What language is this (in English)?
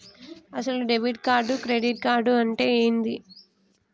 Telugu